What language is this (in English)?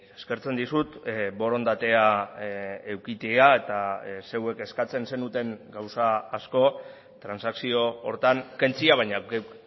Basque